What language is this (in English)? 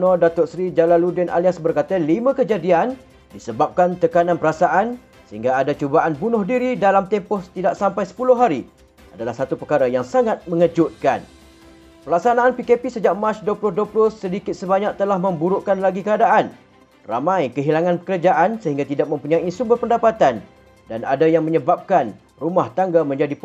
Malay